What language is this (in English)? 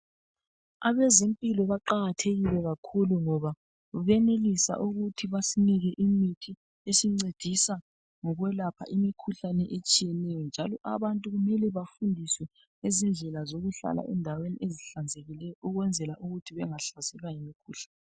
North Ndebele